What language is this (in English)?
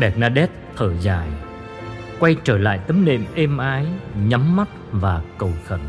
Vietnamese